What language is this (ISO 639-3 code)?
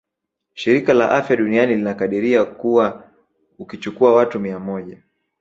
swa